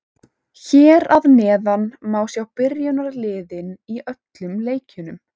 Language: Icelandic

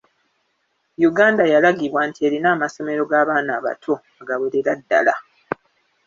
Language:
Ganda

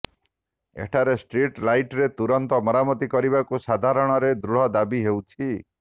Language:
Odia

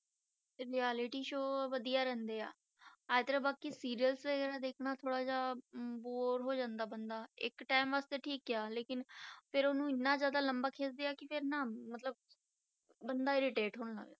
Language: Punjabi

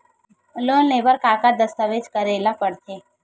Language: Chhattisgarhi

